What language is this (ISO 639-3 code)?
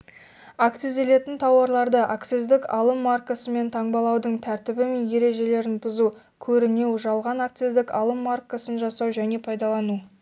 kaz